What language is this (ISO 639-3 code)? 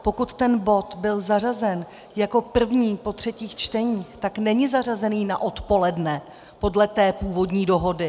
ces